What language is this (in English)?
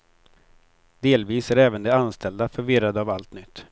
Swedish